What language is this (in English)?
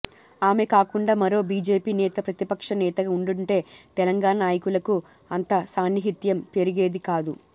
Telugu